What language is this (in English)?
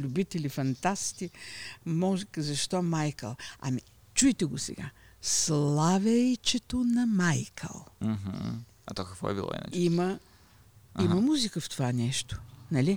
Bulgarian